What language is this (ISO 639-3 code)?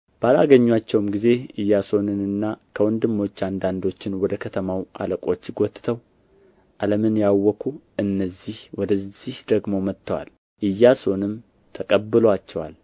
amh